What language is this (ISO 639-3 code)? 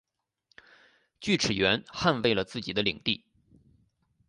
zho